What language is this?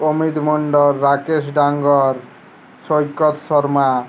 Bangla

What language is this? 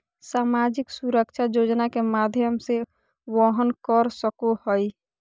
Magahi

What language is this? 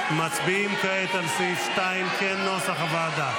Hebrew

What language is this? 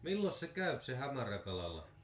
Finnish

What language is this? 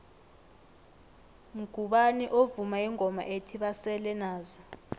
South Ndebele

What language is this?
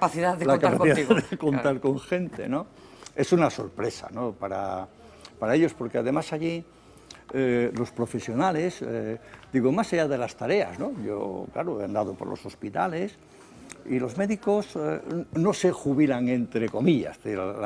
Spanish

